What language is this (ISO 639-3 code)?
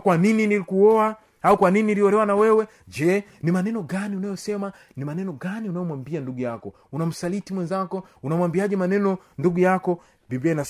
swa